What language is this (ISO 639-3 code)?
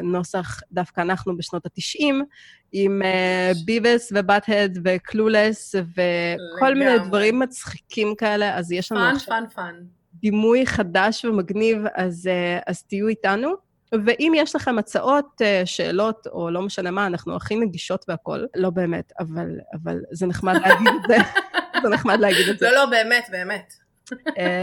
heb